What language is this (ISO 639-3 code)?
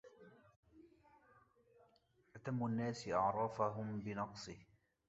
ara